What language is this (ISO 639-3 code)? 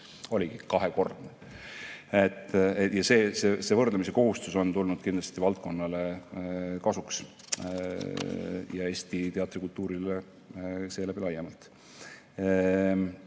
est